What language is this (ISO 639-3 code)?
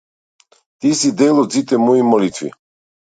mkd